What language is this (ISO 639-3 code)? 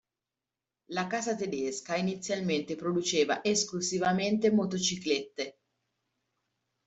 ita